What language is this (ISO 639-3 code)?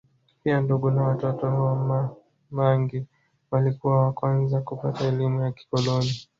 swa